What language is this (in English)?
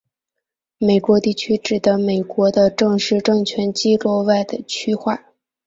Chinese